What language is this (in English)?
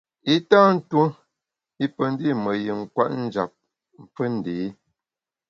Bamun